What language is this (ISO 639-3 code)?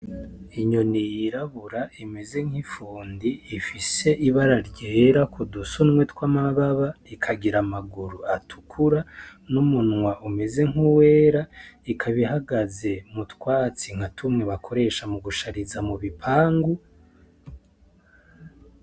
run